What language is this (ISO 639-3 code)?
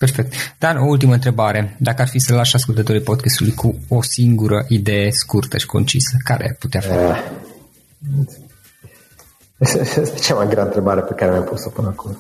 ron